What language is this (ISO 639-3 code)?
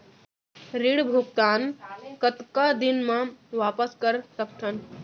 hne